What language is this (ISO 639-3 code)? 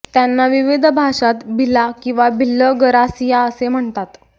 mar